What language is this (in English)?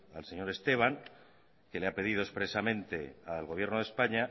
Spanish